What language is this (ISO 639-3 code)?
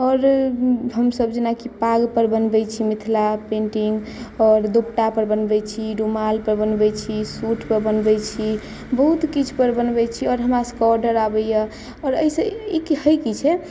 mai